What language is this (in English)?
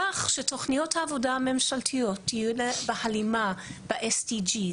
Hebrew